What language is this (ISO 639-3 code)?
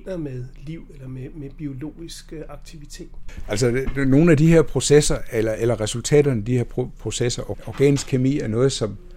dan